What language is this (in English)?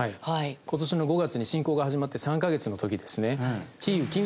Japanese